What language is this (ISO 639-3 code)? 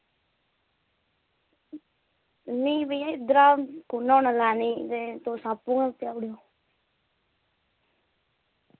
doi